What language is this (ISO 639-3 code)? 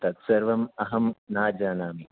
san